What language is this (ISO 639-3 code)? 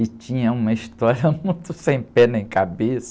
por